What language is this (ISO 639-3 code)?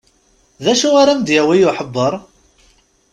kab